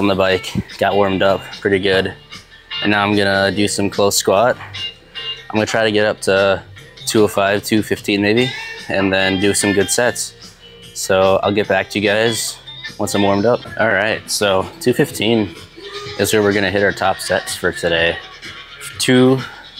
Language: English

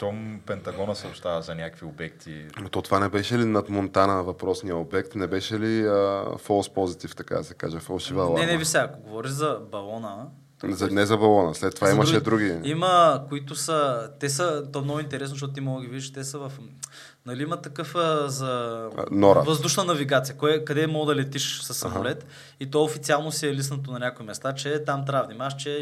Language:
Bulgarian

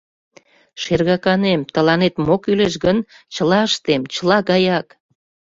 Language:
Mari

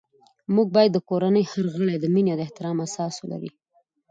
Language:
Pashto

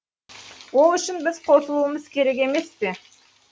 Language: Kazakh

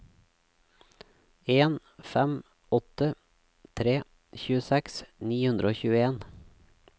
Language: Norwegian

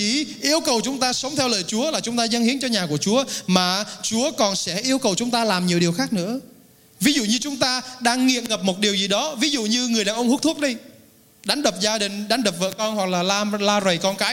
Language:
Vietnamese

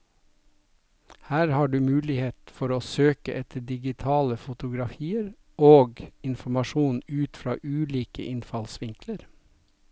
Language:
Norwegian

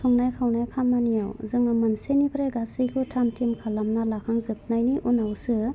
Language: Bodo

